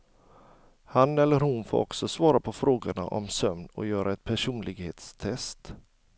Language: Swedish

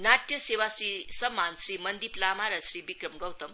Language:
Nepali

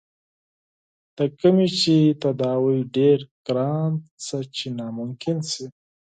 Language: Pashto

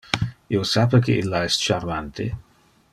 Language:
Interlingua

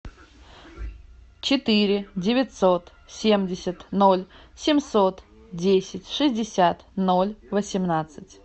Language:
Russian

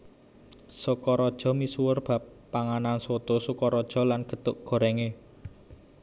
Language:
Javanese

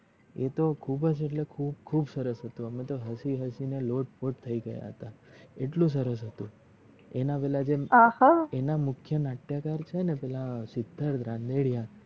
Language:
Gujarati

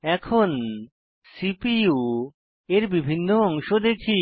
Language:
Bangla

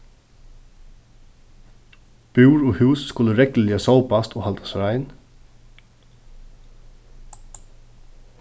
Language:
Faroese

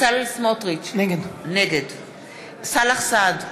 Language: Hebrew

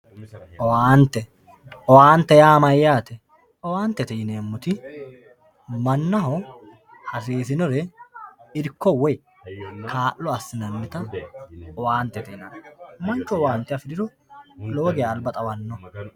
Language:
Sidamo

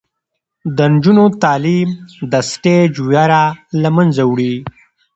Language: Pashto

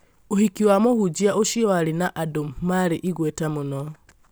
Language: Kikuyu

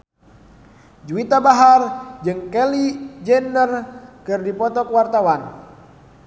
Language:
Sundanese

